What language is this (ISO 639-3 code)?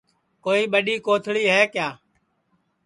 ssi